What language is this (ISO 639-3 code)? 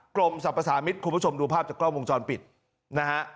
tha